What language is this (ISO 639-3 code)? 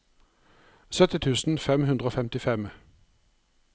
nor